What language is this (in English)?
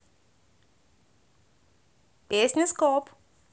Russian